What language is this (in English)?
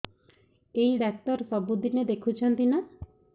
Odia